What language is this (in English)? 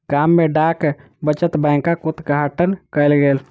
Maithili